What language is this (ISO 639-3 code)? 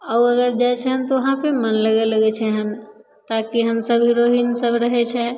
mai